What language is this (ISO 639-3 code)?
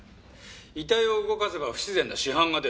jpn